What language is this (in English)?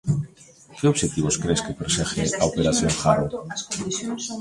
Galician